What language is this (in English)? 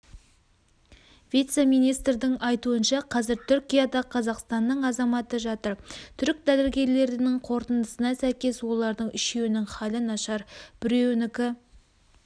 Kazakh